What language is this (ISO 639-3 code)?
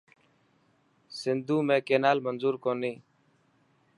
mki